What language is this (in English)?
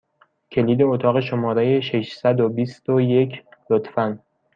Persian